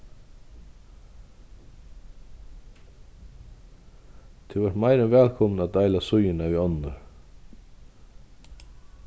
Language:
Faroese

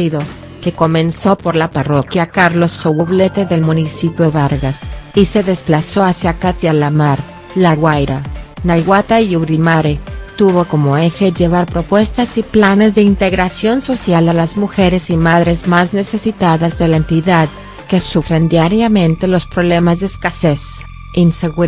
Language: Spanish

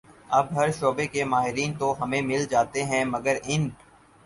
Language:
Urdu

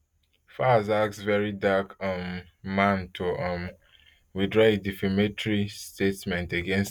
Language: Nigerian Pidgin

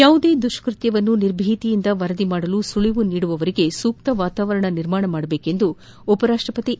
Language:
Kannada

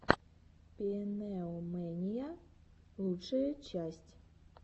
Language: Russian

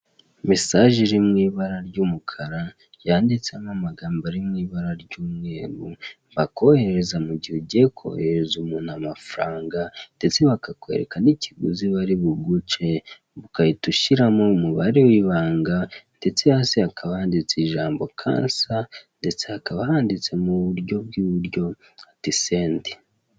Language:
Kinyarwanda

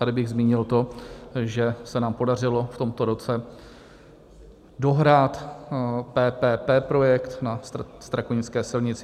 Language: Czech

